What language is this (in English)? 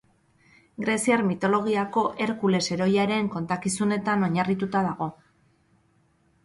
Basque